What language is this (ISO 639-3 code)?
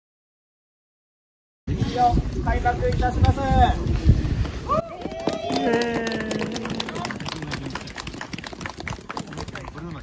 jpn